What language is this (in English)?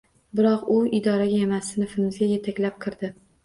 Uzbek